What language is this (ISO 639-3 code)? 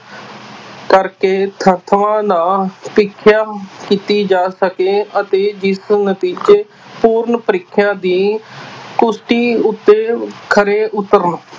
pan